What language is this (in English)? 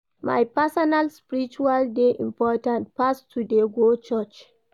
Nigerian Pidgin